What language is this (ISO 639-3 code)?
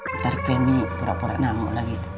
ind